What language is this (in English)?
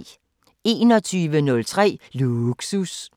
Danish